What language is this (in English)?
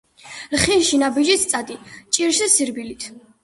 Georgian